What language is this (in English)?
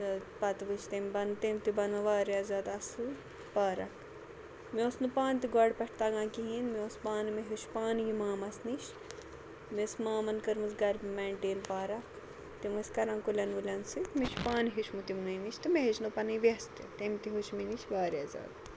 Kashmiri